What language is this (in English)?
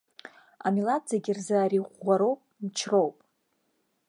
Abkhazian